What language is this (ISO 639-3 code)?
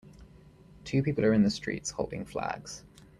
eng